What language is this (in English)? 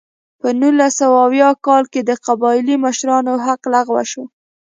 Pashto